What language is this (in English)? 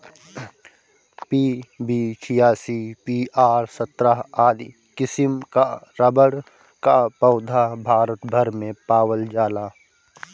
Bhojpuri